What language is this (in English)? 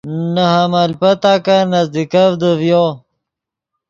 Yidgha